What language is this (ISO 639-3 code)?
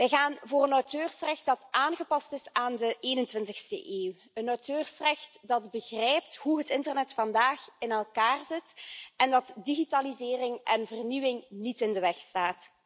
nld